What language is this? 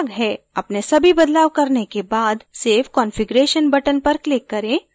Hindi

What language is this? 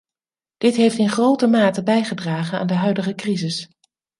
Dutch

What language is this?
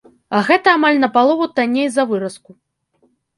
Belarusian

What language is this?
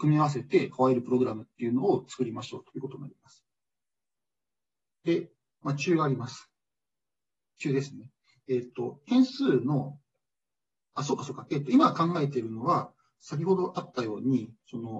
Japanese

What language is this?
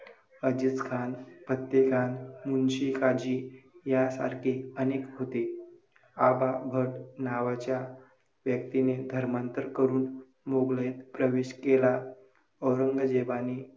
Marathi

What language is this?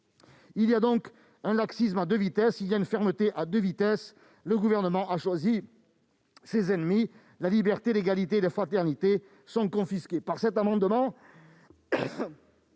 French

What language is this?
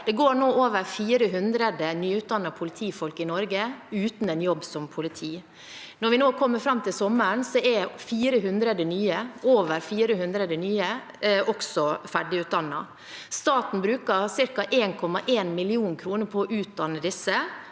Norwegian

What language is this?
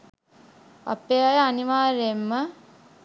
Sinhala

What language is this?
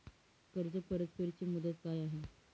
Marathi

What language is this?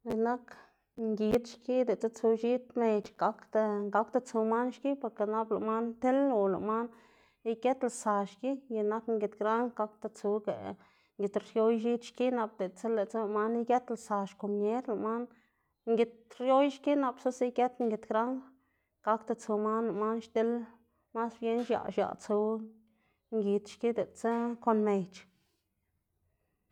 Xanaguía Zapotec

